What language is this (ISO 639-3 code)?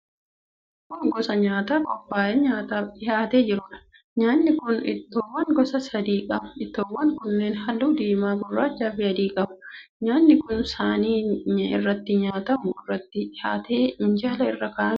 orm